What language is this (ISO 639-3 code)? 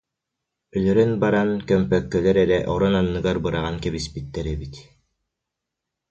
sah